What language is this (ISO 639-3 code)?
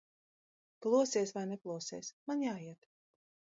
lav